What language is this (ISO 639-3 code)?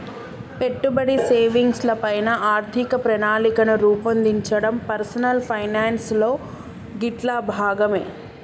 tel